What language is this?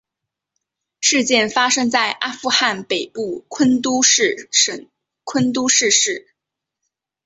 Chinese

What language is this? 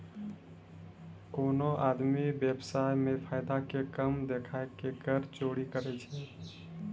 Maithili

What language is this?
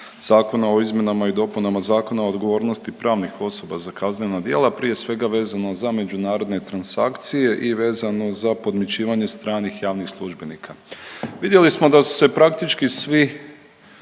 Croatian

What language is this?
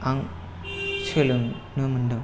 Bodo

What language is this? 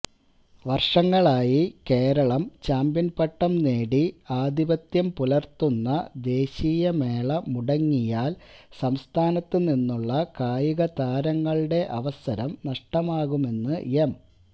Malayalam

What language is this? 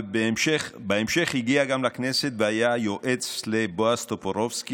Hebrew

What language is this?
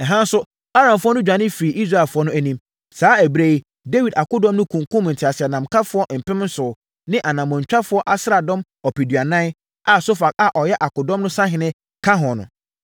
Akan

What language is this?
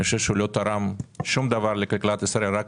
Hebrew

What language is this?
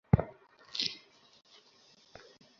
Bangla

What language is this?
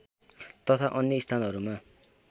Nepali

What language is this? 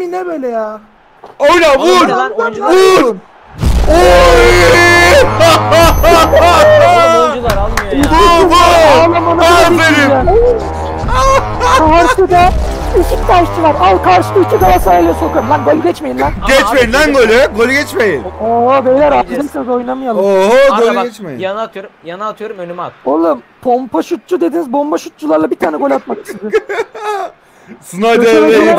Turkish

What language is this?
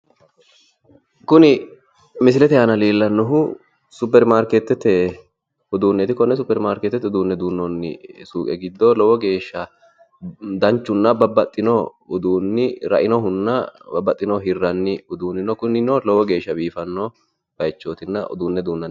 Sidamo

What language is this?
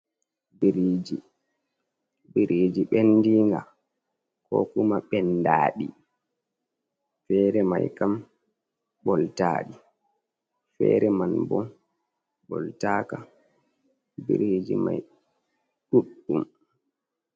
Fula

